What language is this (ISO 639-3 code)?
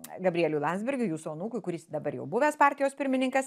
lit